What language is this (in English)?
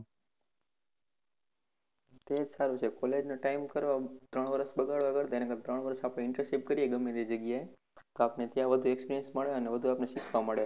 Gujarati